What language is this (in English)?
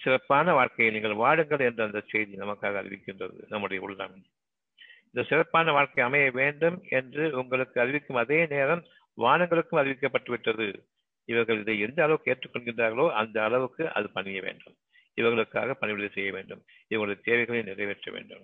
Tamil